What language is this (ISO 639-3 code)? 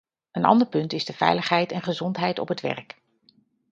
nld